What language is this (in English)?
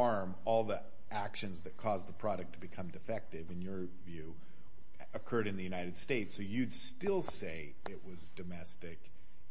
English